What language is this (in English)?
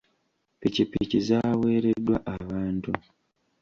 Ganda